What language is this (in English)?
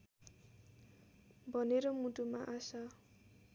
Nepali